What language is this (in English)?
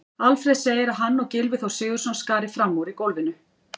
Icelandic